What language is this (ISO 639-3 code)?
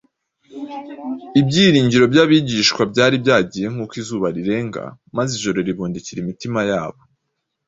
kin